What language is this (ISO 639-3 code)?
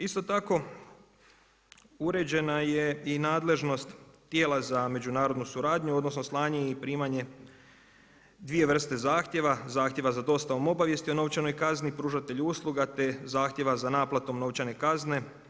hrv